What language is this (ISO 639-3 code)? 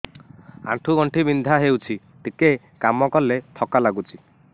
ori